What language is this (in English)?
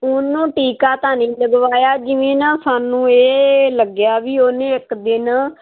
Punjabi